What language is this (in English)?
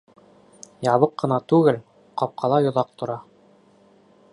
Bashkir